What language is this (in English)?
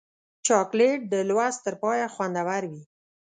Pashto